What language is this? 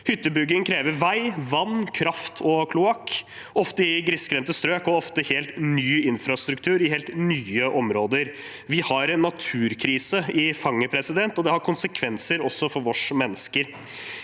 Norwegian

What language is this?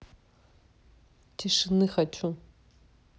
Russian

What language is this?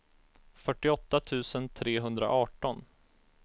Swedish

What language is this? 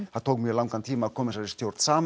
Icelandic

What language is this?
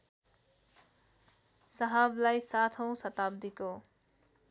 Nepali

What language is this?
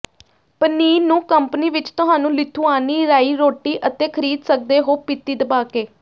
Punjabi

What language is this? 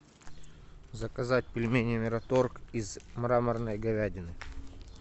Russian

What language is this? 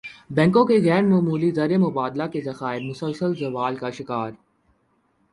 Urdu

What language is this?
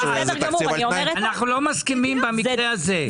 Hebrew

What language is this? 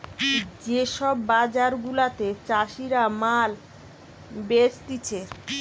Bangla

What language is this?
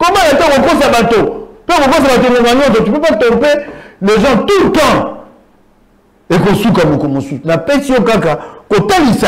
French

